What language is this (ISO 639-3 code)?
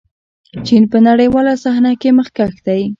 pus